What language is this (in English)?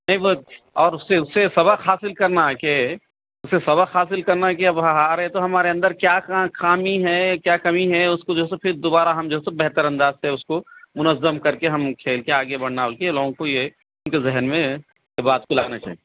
Urdu